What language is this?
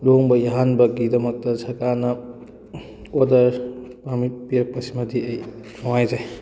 Manipuri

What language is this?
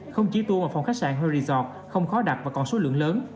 Vietnamese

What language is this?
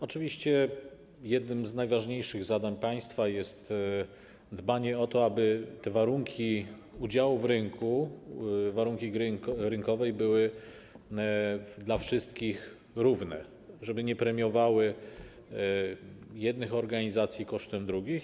Polish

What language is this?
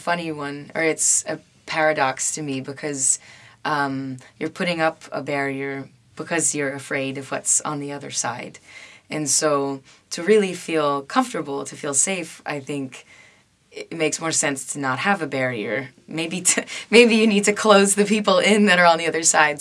English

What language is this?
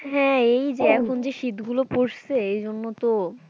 Bangla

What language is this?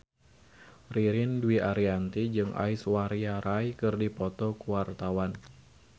Sundanese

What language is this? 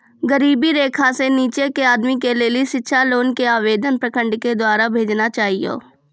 Maithili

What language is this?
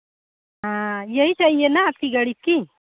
Hindi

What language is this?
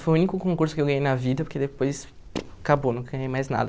Portuguese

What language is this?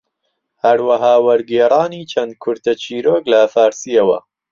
Central Kurdish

